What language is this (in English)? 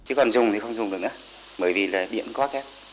Vietnamese